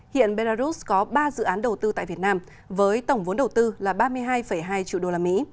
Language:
Vietnamese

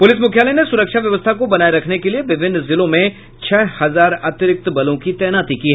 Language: Hindi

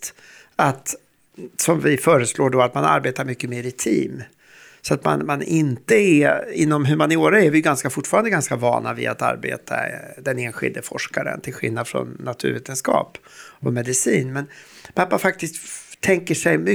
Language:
Swedish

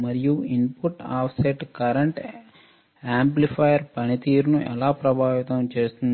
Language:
Telugu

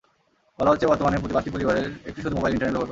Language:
Bangla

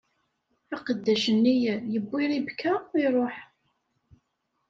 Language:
Kabyle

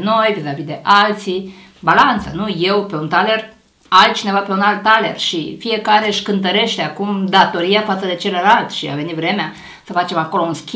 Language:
Romanian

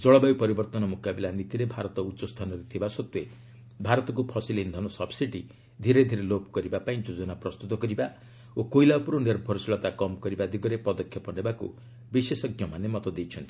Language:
Odia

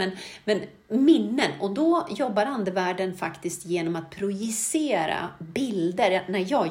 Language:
Swedish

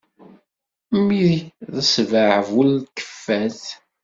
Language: Kabyle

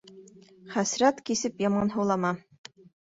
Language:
Bashkir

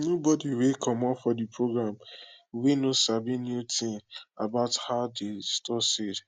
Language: Nigerian Pidgin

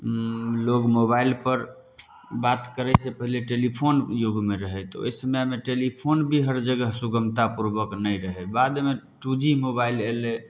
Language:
Maithili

